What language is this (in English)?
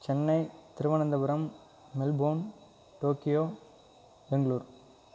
Tamil